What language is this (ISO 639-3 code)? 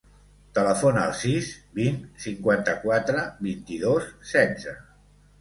cat